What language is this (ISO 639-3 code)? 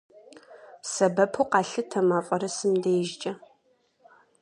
kbd